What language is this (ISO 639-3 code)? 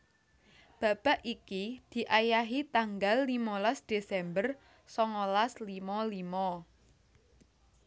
jav